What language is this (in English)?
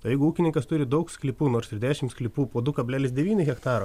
Lithuanian